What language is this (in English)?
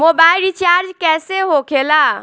Bhojpuri